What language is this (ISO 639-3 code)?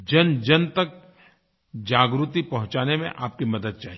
hin